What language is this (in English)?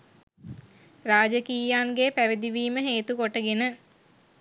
Sinhala